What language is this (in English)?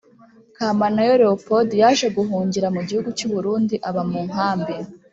Kinyarwanda